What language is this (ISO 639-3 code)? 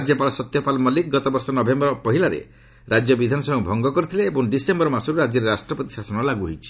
ori